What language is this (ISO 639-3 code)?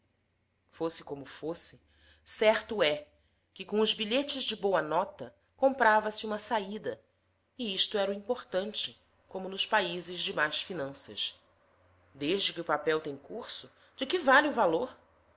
por